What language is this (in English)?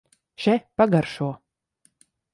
Latvian